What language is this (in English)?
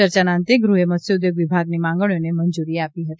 Gujarati